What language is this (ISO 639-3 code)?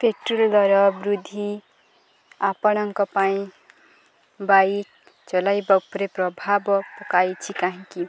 ori